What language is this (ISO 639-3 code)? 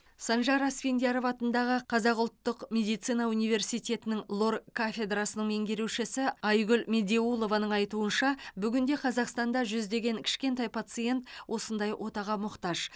kaz